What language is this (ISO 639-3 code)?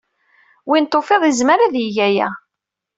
kab